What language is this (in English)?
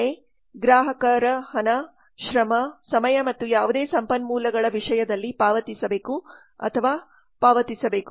Kannada